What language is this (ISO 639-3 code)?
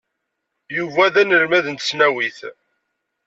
kab